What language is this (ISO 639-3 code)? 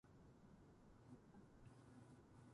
jpn